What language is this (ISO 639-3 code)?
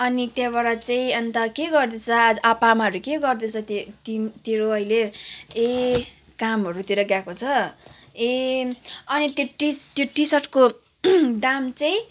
nep